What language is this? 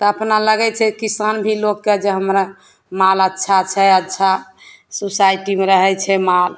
Maithili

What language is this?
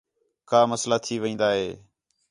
Khetrani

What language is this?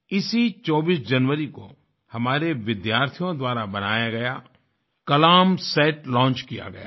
Hindi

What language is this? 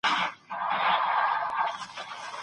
Pashto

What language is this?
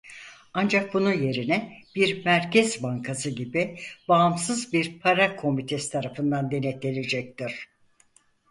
Turkish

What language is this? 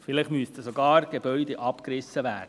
Swiss German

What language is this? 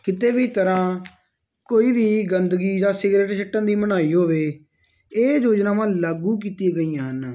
Punjabi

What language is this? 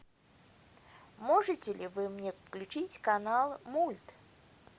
Russian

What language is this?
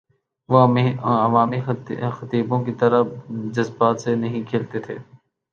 Urdu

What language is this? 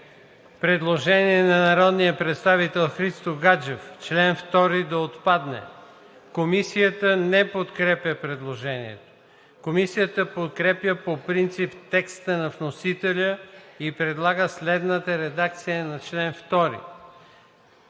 Bulgarian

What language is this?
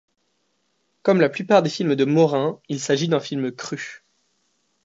French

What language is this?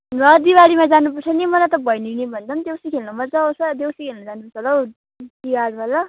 Nepali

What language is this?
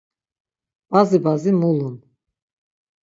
Laz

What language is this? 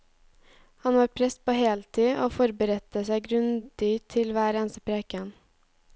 Norwegian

